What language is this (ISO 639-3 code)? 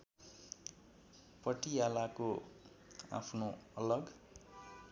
nep